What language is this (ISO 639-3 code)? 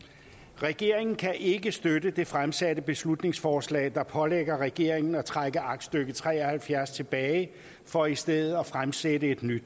dan